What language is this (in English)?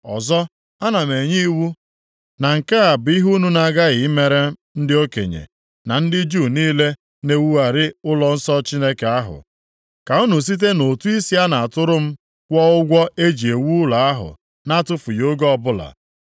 Igbo